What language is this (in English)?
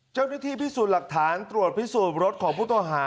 Thai